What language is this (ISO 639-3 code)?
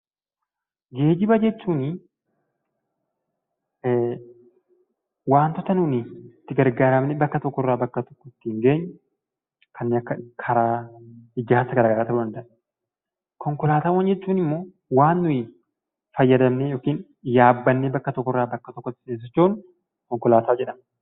orm